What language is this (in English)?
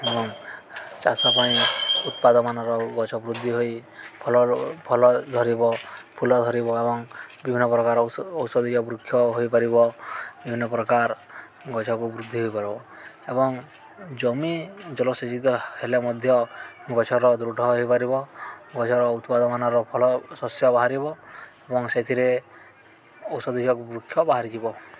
Odia